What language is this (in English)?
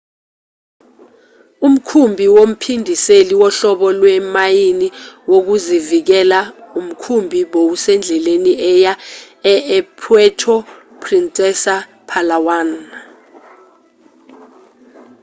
Zulu